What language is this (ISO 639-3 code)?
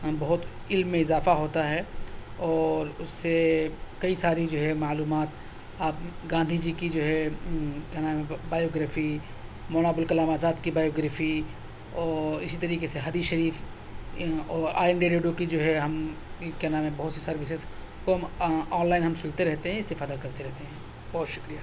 urd